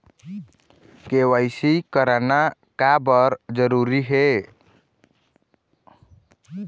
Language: Chhattisgarhi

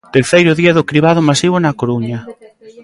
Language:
Galician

